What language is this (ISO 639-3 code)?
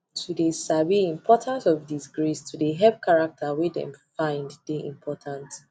pcm